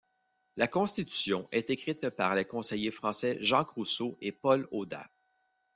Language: French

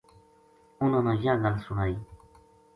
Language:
Gujari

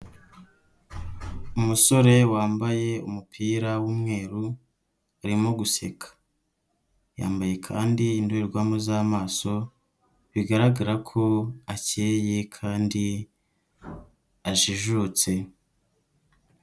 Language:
Kinyarwanda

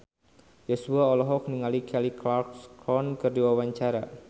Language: Sundanese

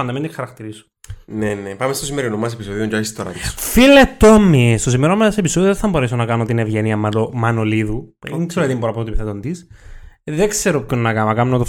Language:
Greek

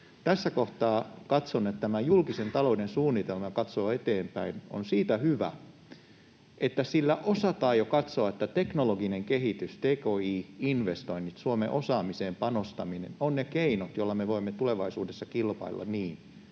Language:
Finnish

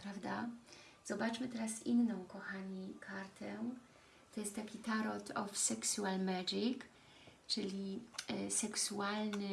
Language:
Polish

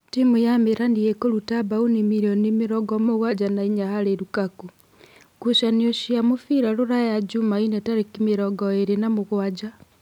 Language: Kikuyu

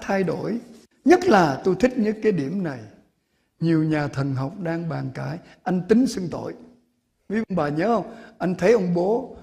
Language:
Vietnamese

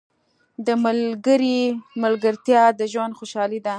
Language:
Pashto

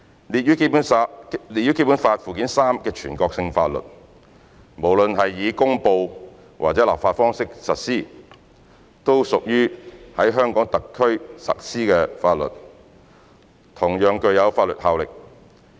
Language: Cantonese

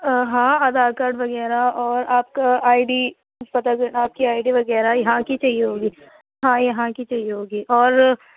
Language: Urdu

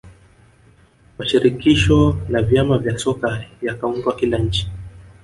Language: Swahili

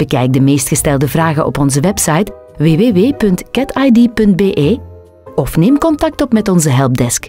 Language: Dutch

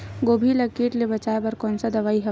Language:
Chhattisgarhi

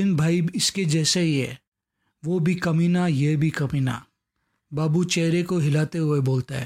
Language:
Hindi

